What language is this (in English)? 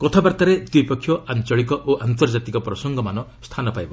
Odia